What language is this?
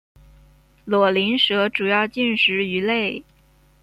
Chinese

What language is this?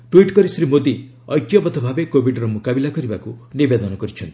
Odia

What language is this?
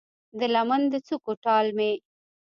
Pashto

